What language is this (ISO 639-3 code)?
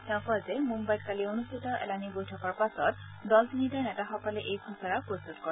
asm